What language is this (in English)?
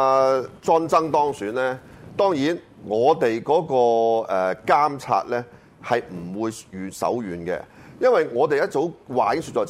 Chinese